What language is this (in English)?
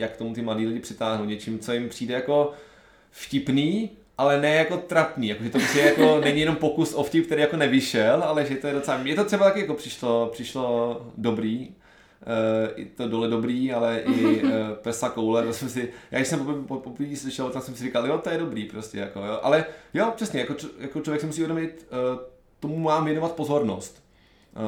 Czech